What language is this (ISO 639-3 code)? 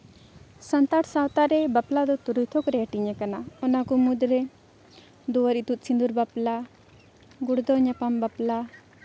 sat